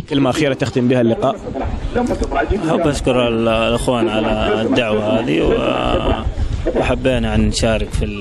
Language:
Arabic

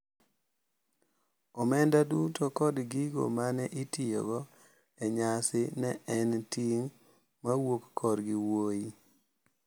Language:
Luo (Kenya and Tanzania)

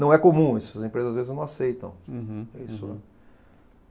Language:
Portuguese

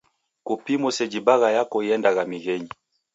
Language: Taita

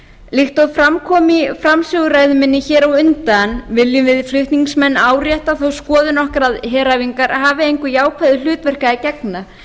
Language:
Icelandic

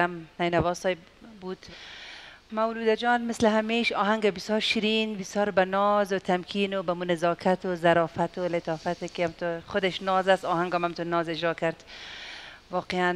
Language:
Persian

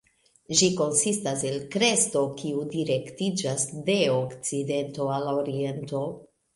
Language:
Esperanto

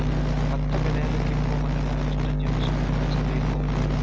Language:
Kannada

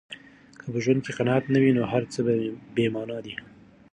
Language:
Pashto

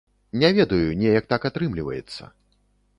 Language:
Belarusian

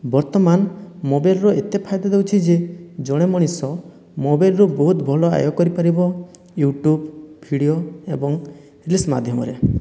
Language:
Odia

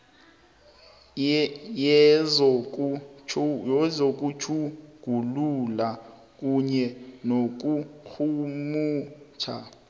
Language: South Ndebele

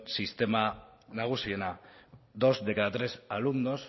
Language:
Spanish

